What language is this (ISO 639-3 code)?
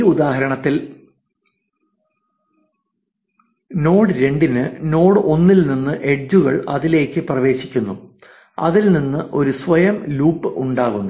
mal